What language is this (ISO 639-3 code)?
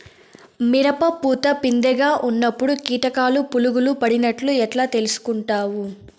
tel